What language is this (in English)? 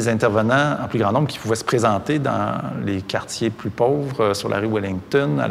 French